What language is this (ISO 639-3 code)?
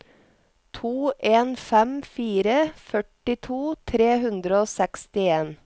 nor